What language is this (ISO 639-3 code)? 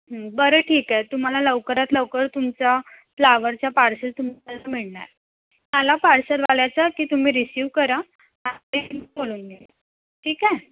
mar